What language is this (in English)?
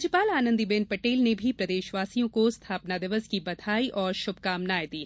Hindi